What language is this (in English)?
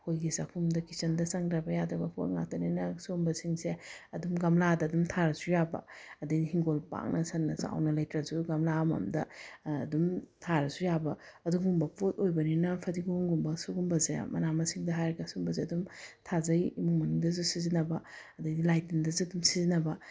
Manipuri